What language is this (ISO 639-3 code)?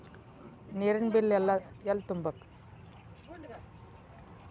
kan